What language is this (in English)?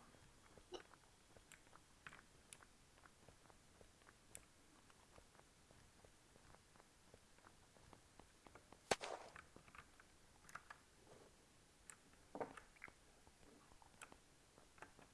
Korean